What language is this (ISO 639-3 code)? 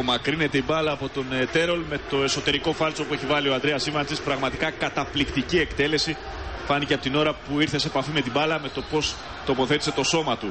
ell